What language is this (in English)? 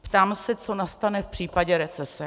Czech